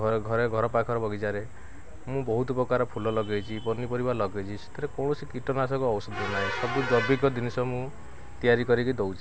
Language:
Odia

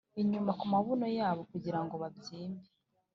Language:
Kinyarwanda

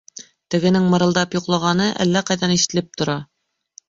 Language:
Bashkir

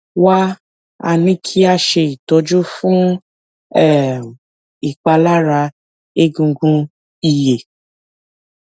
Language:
Yoruba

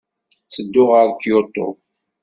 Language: Kabyle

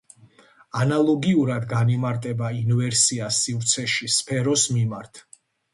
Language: Georgian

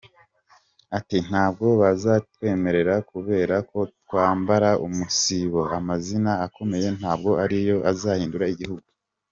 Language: Kinyarwanda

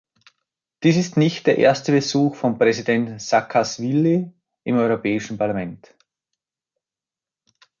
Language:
German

